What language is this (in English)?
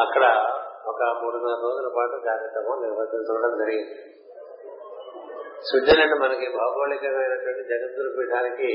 Telugu